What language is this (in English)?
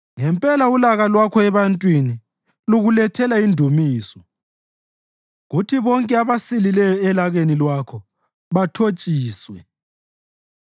North Ndebele